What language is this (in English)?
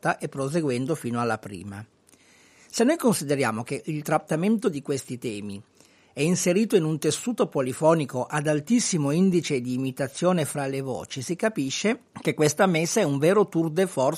Italian